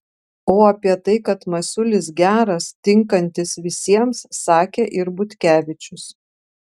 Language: Lithuanian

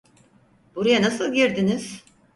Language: Turkish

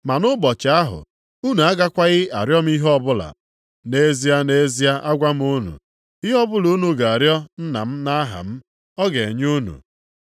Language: Igbo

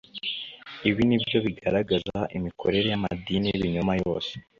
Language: Kinyarwanda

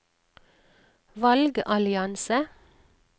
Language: Norwegian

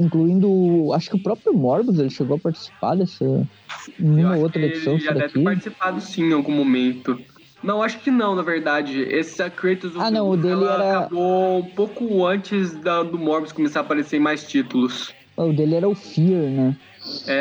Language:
Portuguese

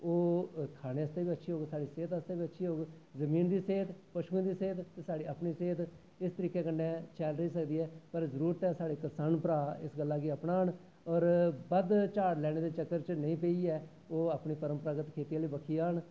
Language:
Dogri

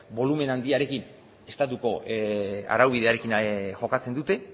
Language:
Basque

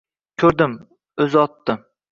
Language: Uzbek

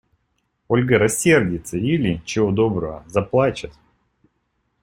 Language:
Russian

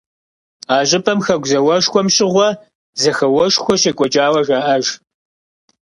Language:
Kabardian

